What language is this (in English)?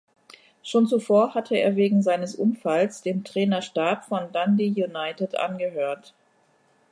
German